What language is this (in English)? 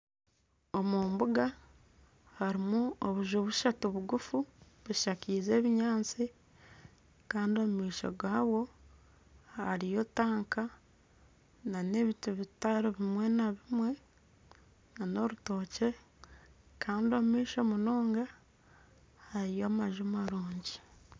Nyankole